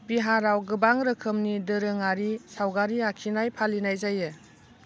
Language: Bodo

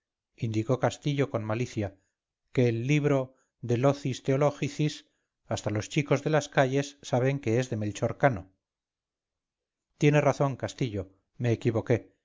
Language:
Spanish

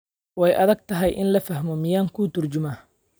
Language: Somali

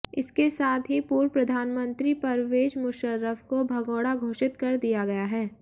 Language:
Hindi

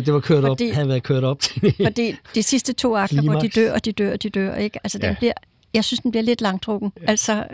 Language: Danish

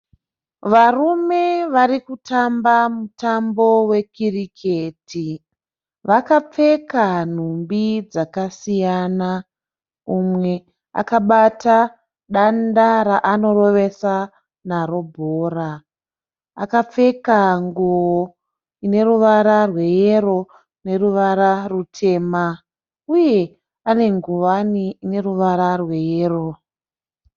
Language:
Shona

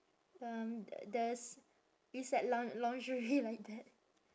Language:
English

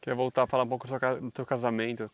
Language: Portuguese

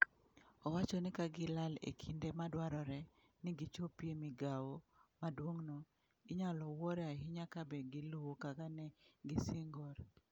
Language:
Luo (Kenya and Tanzania)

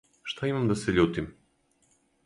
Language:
Serbian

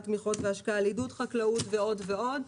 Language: Hebrew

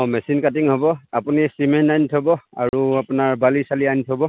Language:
Assamese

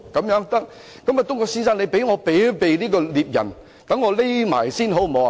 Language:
Cantonese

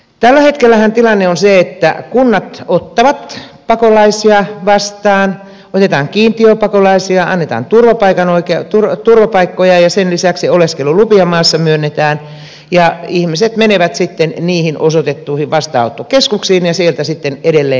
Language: Finnish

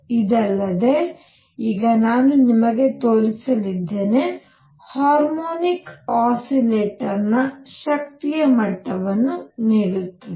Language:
Kannada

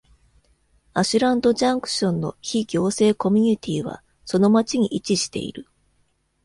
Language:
Japanese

